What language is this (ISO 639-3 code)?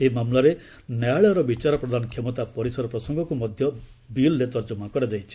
ori